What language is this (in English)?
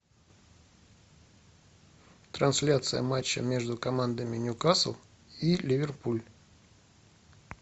Russian